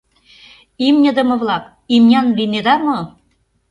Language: Mari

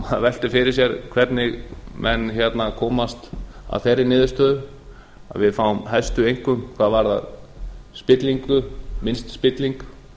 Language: Icelandic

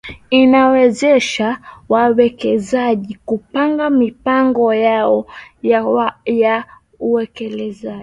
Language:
Swahili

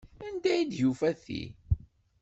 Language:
Kabyle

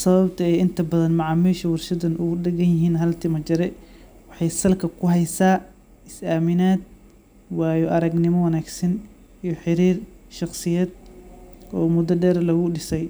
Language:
Somali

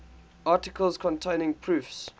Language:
English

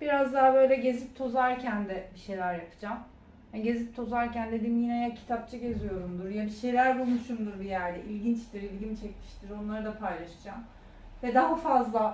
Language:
Turkish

